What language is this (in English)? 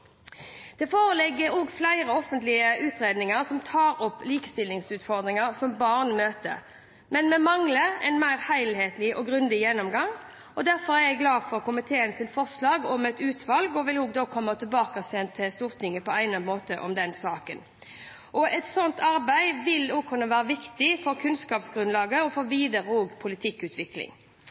Norwegian Bokmål